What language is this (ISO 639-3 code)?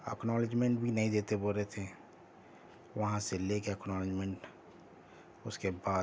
urd